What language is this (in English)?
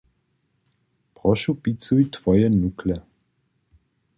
Upper Sorbian